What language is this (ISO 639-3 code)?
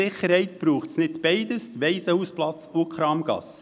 gsw